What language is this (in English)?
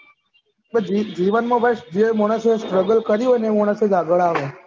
Gujarati